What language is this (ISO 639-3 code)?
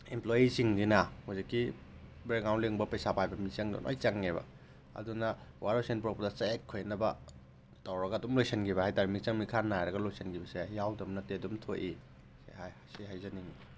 mni